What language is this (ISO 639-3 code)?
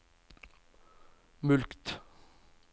nor